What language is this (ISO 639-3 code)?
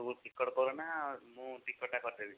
ori